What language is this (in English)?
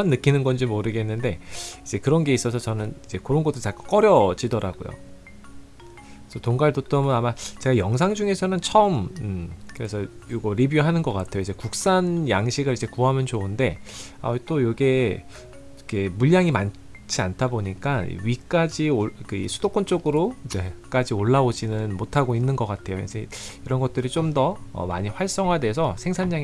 Korean